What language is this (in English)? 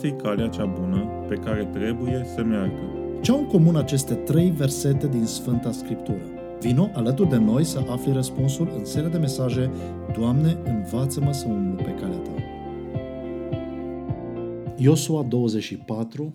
Romanian